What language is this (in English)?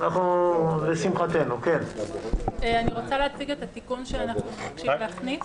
Hebrew